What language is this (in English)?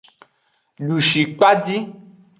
Aja (Benin)